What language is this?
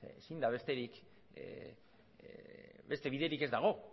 Basque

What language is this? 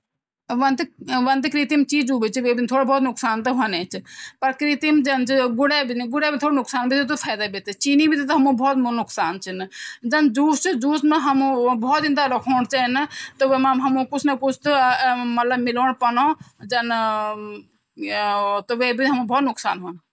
Garhwali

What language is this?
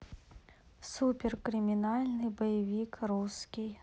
Russian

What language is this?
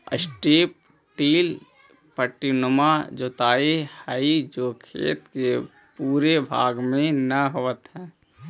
Magahi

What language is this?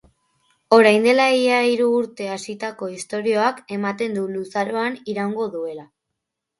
Basque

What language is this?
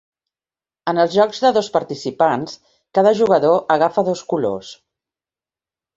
Catalan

